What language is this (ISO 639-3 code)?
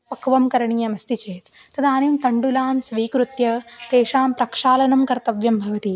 san